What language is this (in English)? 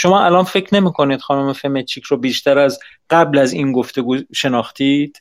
Persian